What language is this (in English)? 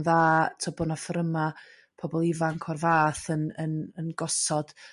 Welsh